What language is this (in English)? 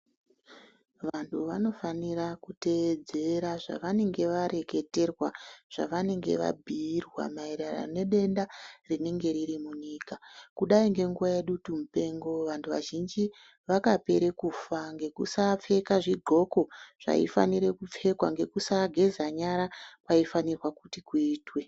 Ndau